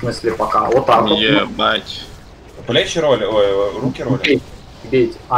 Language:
Russian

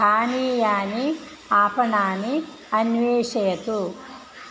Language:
Sanskrit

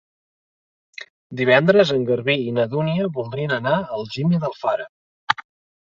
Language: Catalan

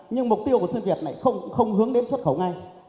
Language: Vietnamese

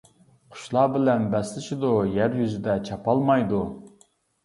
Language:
Uyghur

